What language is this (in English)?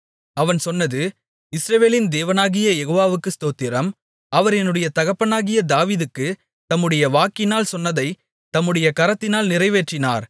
Tamil